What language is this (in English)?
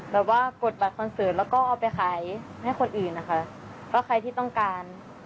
Thai